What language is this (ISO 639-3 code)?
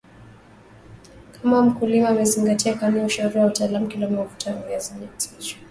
swa